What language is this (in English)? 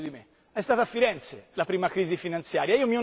Italian